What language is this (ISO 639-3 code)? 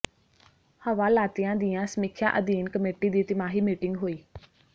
pan